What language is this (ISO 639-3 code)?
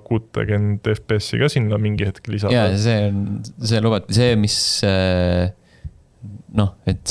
est